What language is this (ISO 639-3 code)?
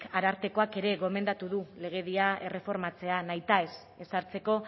eus